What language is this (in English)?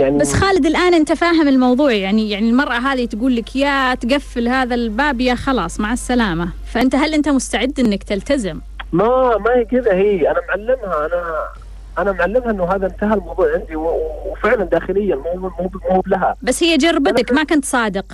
Arabic